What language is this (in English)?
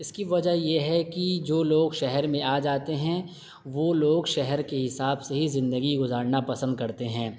Urdu